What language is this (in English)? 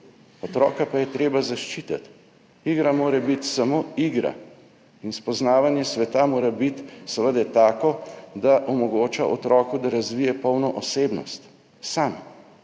Slovenian